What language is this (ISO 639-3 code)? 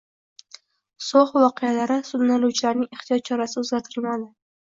uzb